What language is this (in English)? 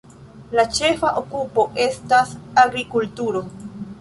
Esperanto